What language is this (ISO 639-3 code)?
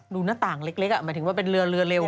tha